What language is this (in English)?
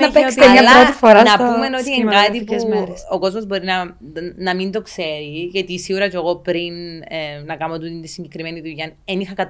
Greek